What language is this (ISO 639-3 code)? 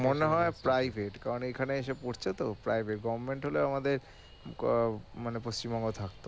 ben